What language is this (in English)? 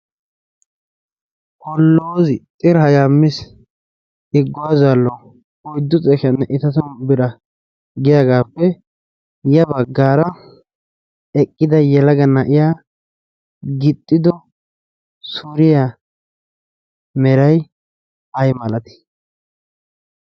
Wolaytta